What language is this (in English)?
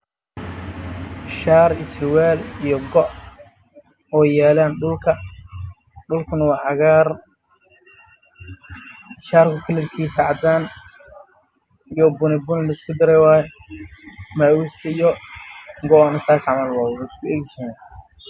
Somali